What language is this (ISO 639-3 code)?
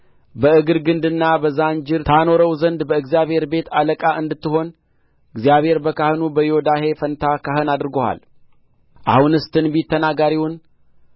amh